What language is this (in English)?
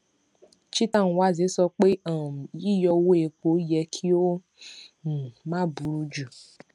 Yoruba